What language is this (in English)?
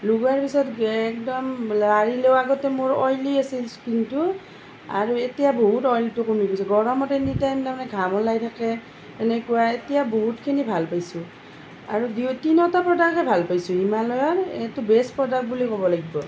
Assamese